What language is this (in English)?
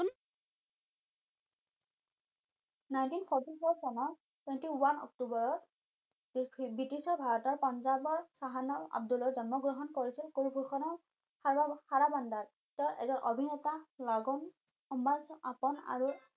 Assamese